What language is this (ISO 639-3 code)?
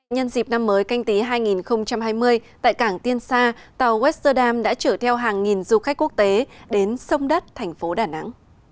vie